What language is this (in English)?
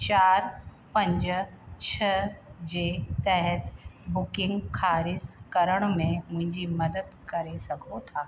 Sindhi